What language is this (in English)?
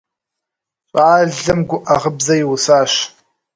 Kabardian